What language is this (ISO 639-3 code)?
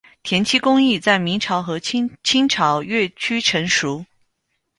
zho